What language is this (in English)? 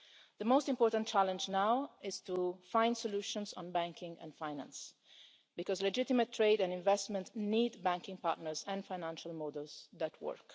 English